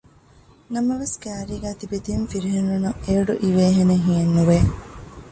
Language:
Divehi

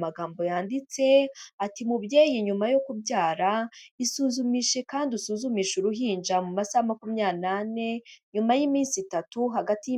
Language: Kinyarwanda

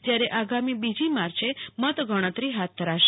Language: Gujarati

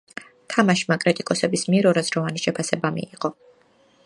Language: Georgian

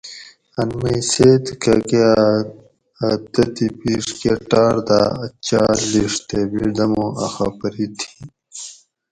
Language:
Gawri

